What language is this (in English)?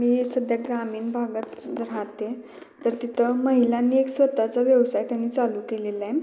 Marathi